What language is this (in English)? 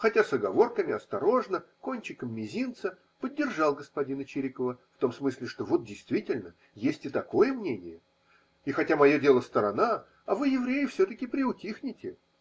Russian